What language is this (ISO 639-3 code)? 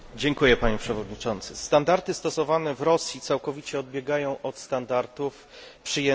pol